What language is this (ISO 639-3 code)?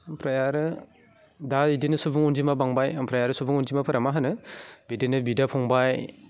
brx